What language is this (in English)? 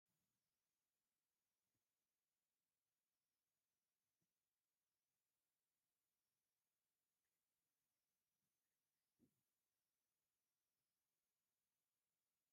Tigrinya